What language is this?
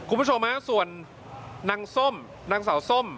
Thai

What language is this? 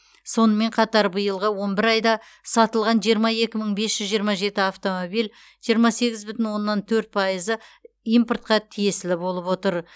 Kazakh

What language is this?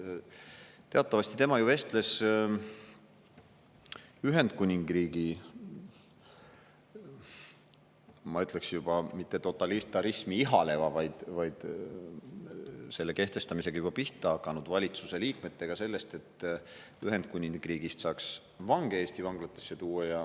Estonian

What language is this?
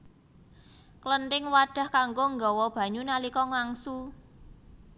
Javanese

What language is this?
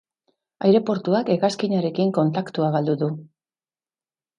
Basque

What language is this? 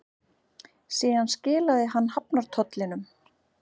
Icelandic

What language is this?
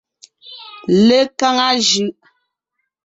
Ngiemboon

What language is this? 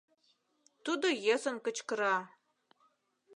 Mari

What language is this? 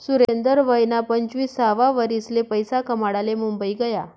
Marathi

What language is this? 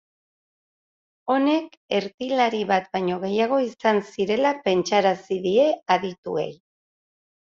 Basque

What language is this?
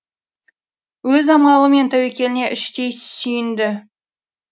Kazakh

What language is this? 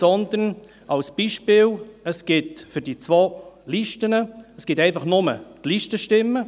Swiss German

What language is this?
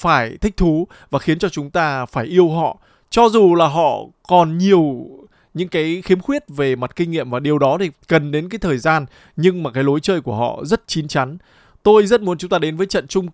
Vietnamese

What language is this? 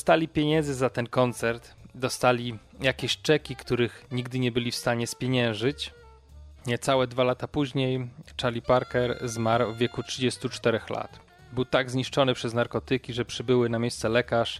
Polish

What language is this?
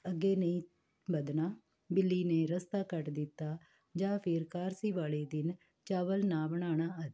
Punjabi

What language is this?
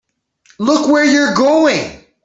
English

